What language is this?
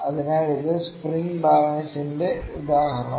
Malayalam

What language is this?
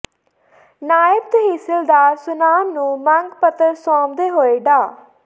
Punjabi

